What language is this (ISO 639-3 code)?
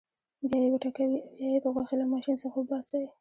pus